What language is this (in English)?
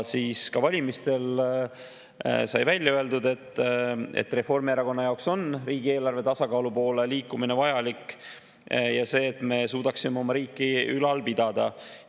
Estonian